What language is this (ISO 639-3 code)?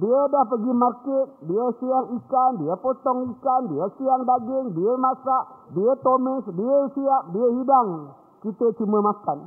msa